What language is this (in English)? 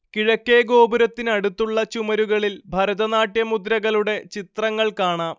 Malayalam